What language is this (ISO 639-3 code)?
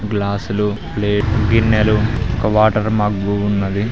tel